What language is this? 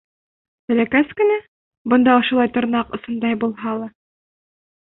Bashkir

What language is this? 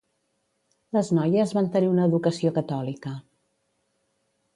Catalan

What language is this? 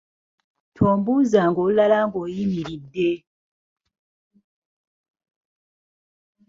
Ganda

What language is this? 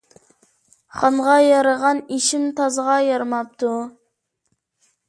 Uyghur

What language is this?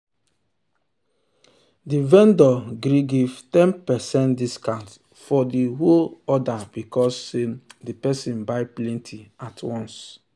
Nigerian Pidgin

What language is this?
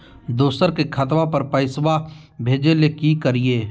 Magahi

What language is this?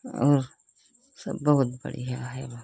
Hindi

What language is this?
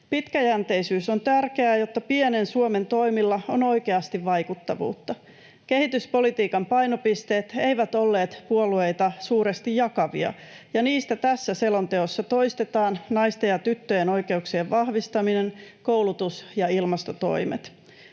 Finnish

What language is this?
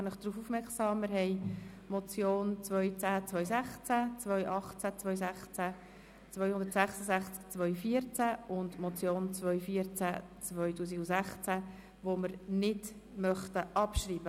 Swiss German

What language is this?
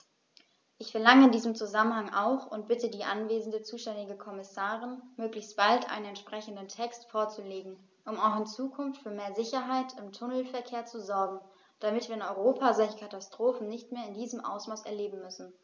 German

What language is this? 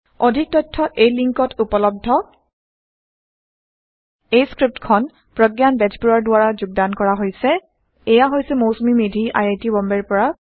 Assamese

